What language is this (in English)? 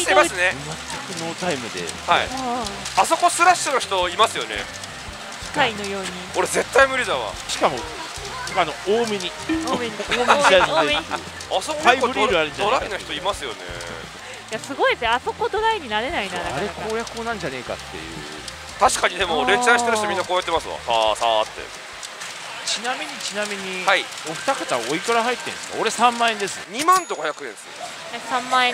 Japanese